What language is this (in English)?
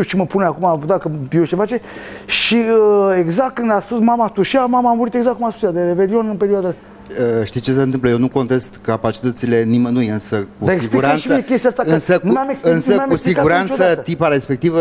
Romanian